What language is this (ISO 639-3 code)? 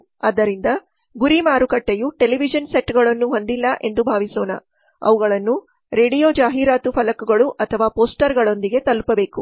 kan